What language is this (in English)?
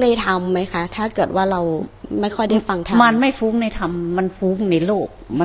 Thai